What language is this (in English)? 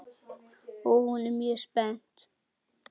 Icelandic